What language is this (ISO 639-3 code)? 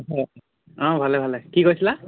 asm